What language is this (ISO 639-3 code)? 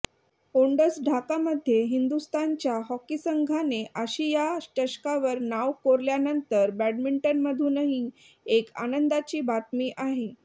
mar